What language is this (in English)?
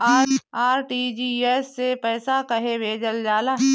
Bhojpuri